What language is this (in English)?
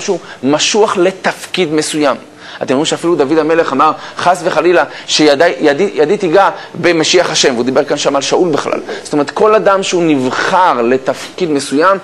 Hebrew